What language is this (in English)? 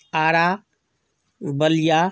Maithili